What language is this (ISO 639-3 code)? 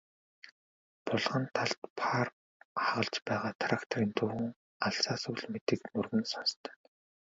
mon